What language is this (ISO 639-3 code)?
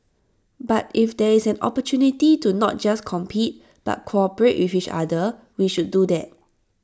eng